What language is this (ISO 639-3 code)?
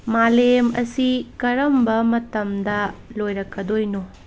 mni